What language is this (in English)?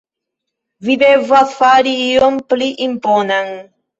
Esperanto